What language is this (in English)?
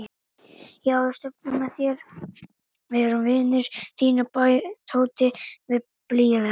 Icelandic